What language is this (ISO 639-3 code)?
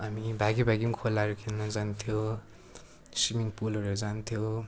nep